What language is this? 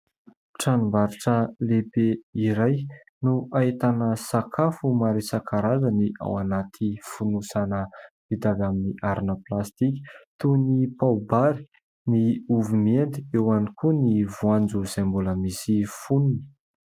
Malagasy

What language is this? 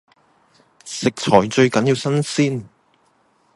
Cantonese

